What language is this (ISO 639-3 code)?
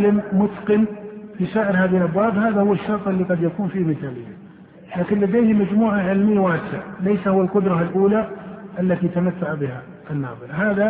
ara